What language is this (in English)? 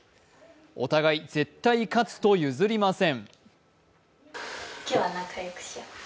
Japanese